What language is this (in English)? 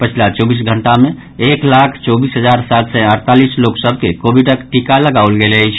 Maithili